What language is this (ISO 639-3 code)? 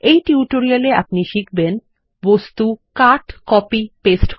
ben